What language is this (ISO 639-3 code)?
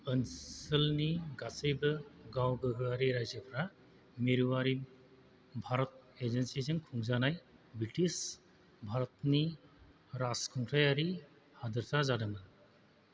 brx